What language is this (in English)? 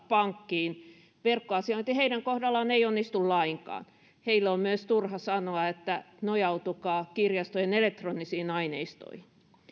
Finnish